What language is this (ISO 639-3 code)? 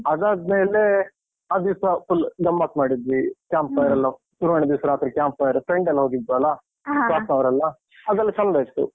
kan